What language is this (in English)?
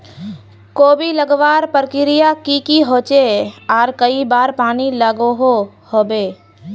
Magahi